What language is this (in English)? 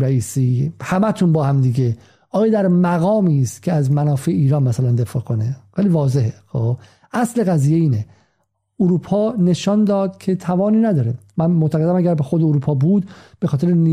Persian